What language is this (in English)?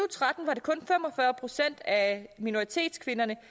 Danish